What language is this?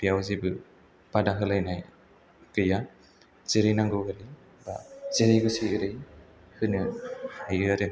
Bodo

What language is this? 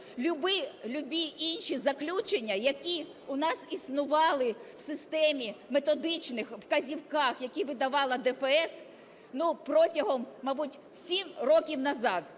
Ukrainian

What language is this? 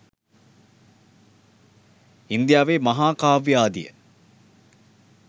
Sinhala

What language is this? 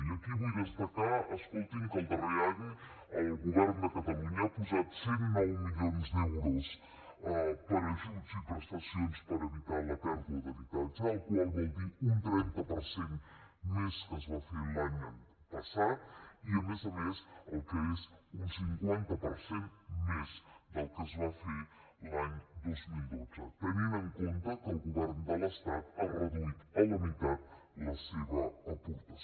Catalan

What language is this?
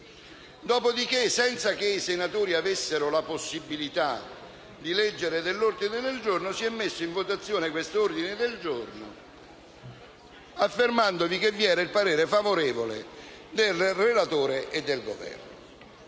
Italian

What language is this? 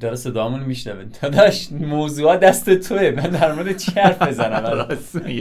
Persian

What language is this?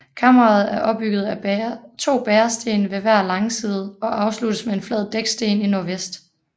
Danish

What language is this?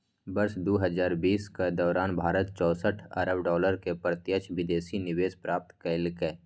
Maithili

